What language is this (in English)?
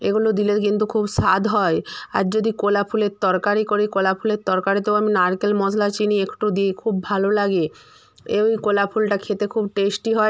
Bangla